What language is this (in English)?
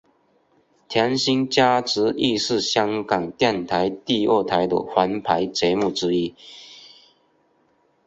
Chinese